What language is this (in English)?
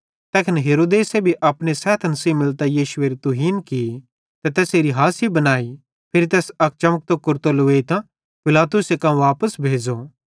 Bhadrawahi